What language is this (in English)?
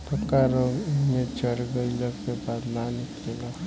Bhojpuri